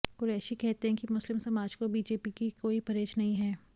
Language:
Hindi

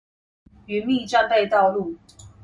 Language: Chinese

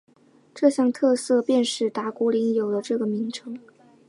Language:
Chinese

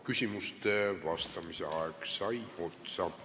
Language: Estonian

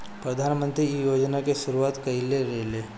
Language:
Bhojpuri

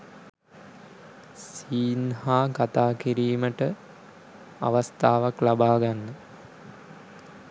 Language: Sinhala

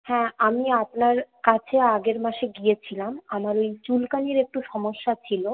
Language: Bangla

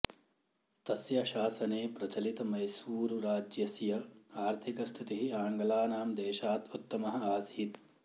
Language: Sanskrit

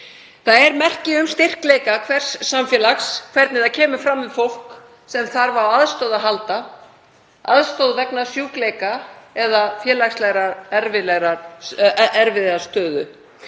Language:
Icelandic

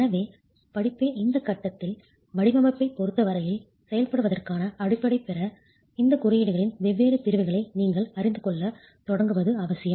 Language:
Tamil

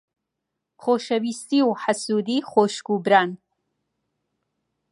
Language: Central Kurdish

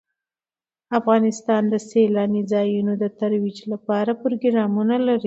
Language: Pashto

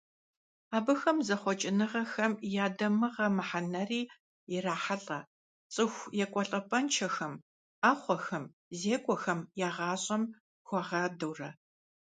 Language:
Kabardian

